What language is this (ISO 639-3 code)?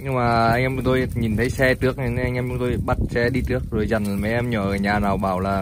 vie